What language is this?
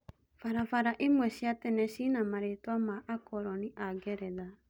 Kikuyu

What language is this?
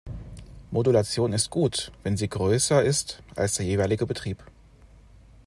German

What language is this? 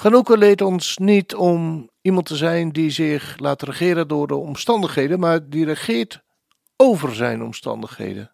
Dutch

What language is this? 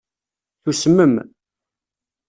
Kabyle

